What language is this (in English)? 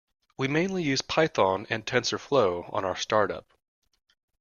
English